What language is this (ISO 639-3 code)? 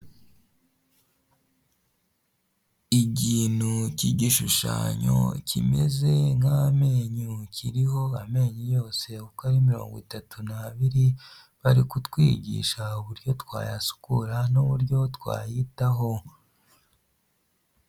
kin